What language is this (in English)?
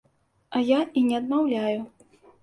Belarusian